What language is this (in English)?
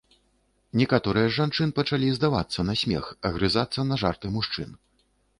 Belarusian